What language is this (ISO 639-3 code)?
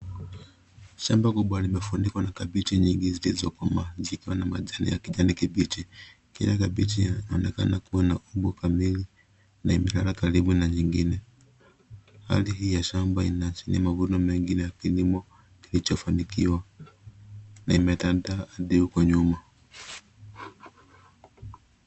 swa